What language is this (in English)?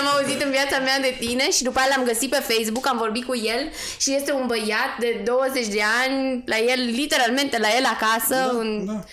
Romanian